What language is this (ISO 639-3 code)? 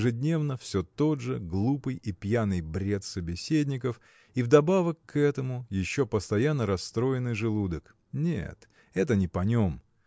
rus